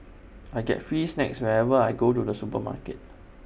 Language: English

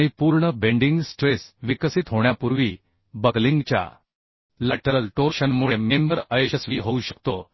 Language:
Marathi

